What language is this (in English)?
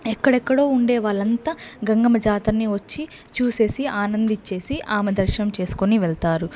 Telugu